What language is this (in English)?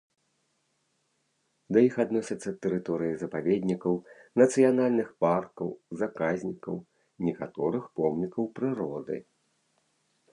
Belarusian